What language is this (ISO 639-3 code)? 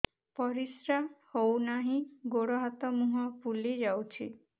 ori